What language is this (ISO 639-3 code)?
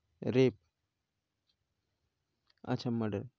ben